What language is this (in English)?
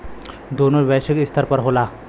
Bhojpuri